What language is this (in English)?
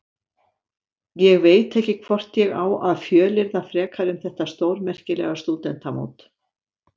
Icelandic